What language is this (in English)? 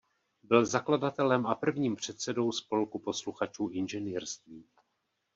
Czech